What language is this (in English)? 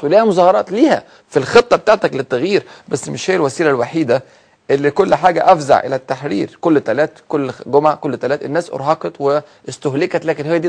Arabic